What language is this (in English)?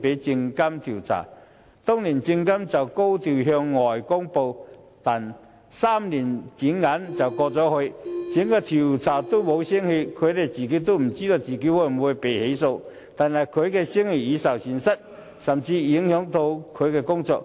Cantonese